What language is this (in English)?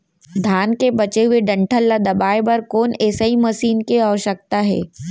Chhattisgarhi